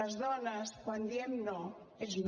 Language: Catalan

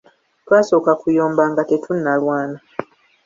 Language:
Ganda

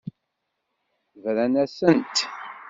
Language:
Kabyle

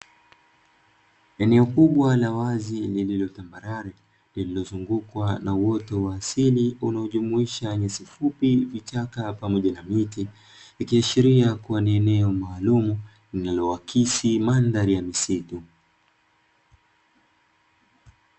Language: Swahili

